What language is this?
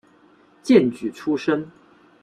Chinese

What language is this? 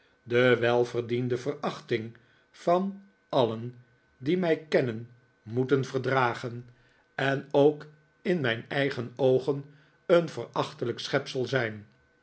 Dutch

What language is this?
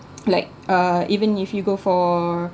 English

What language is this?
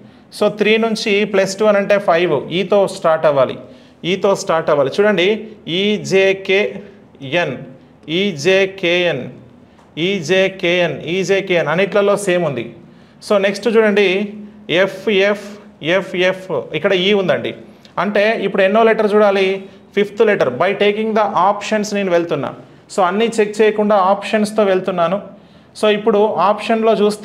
Telugu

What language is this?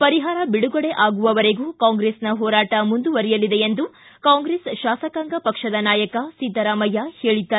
Kannada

